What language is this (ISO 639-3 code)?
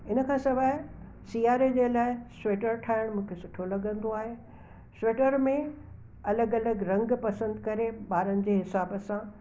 snd